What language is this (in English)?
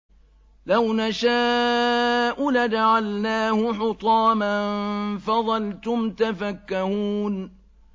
Arabic